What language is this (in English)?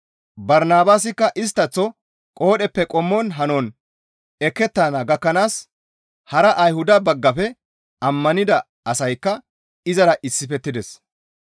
Gamo